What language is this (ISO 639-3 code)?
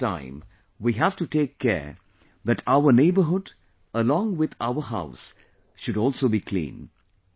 eng